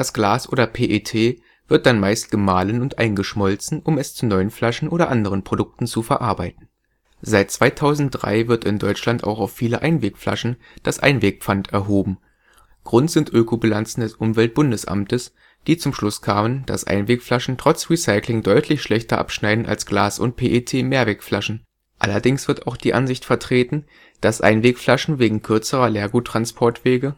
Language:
German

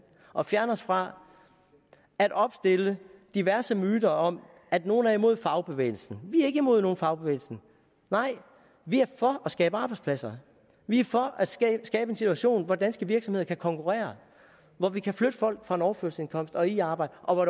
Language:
Danish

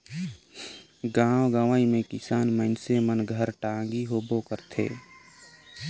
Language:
Chhattisgarhi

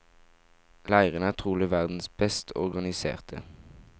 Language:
Norwegian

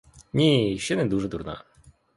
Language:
Ukrainian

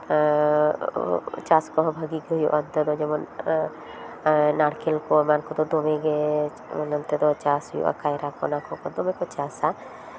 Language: Santali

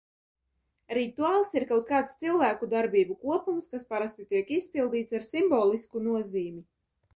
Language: Latvian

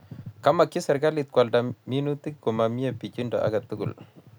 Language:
Kalenjin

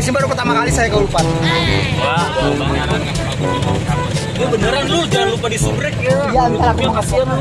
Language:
Indonesian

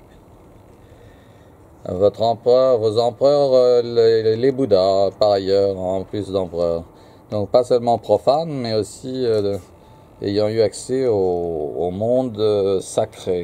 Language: French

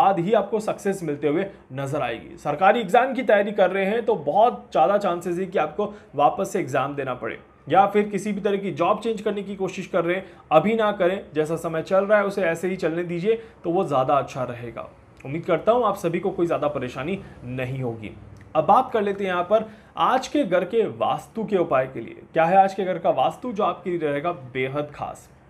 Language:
Hindi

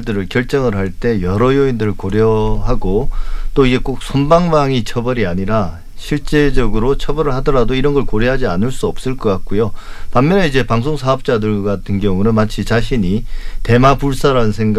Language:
Korean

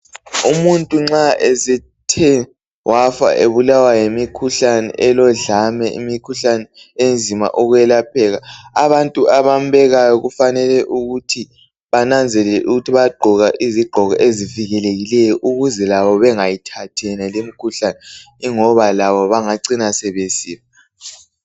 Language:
North Ndebele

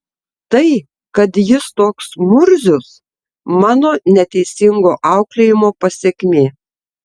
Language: Lithuanian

